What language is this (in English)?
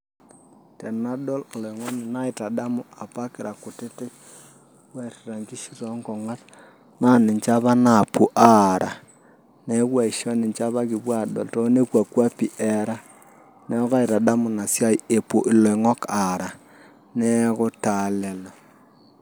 Masai